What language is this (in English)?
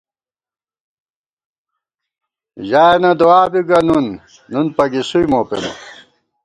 Gawar-Bati